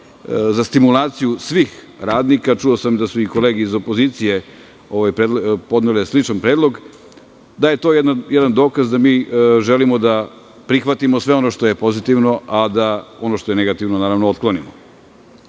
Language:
Serbian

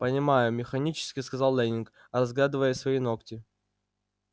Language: Russian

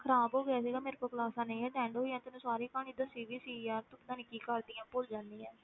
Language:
Punjabi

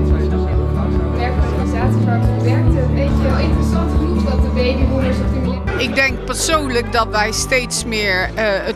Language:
Dutch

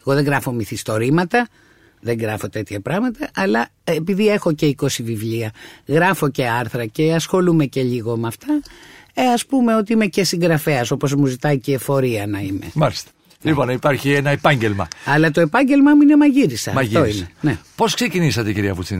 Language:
Greek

